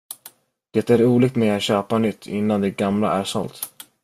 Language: Swedish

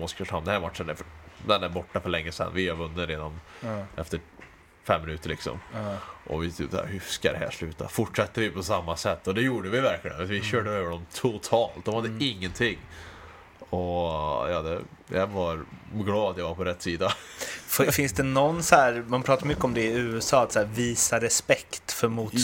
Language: Swedish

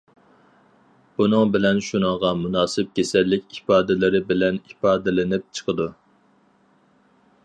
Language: Uyghur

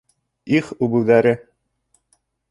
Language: Bashkir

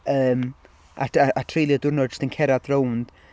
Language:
Welsh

